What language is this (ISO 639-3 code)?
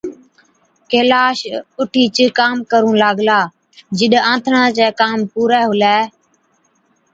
odk